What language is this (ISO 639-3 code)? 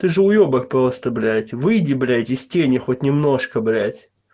rus